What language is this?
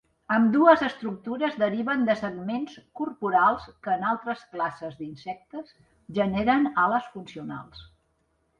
Catalan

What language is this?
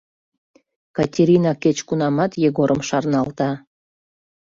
Mari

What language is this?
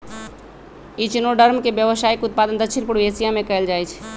Magahi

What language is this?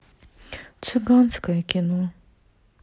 Russian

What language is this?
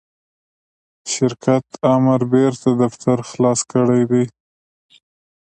Pashto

